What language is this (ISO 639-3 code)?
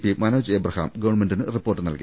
mal